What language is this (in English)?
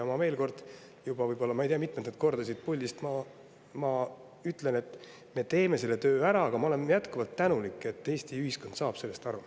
Estonian